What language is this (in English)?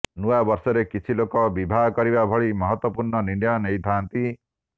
Odia